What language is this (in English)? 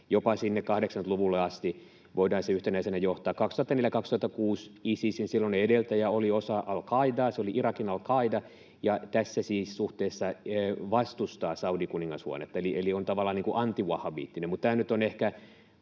Finnish